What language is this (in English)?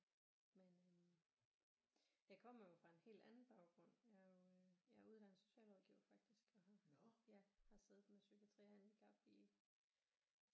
Danish